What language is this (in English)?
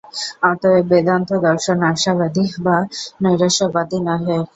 Bangla